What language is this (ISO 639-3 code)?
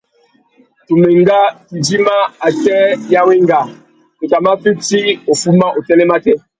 bag